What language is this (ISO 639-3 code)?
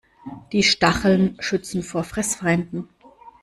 deu